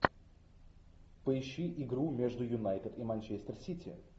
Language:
Russian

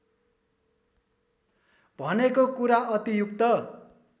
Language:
Nepali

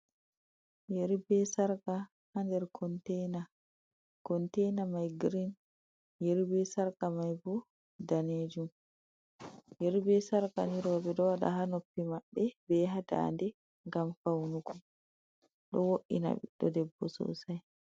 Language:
Fula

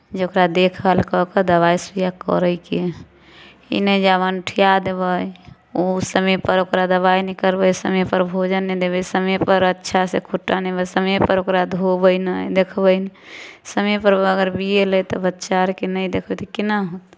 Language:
Maithili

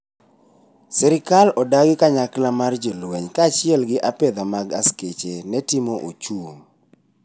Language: Luo (Kenya and Tanzania)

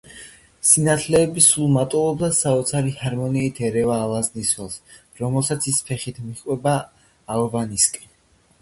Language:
Georgian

